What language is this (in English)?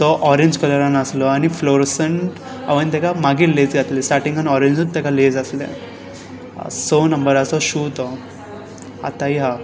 Konkani